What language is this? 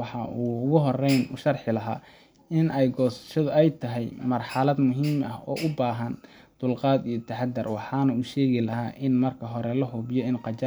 Somali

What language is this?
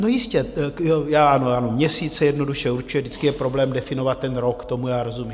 Czech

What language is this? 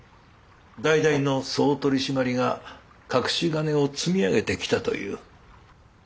Japanese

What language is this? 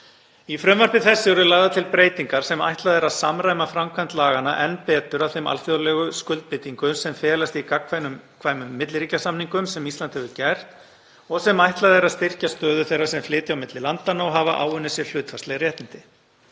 Icelandic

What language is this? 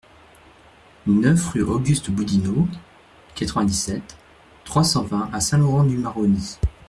French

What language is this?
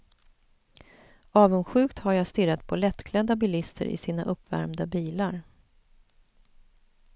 Swedish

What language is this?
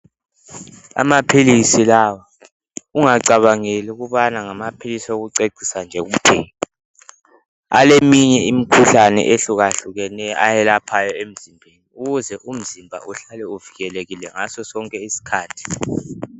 North Ndebele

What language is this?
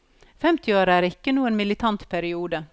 Norwegian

